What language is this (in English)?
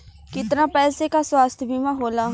Bhojpuri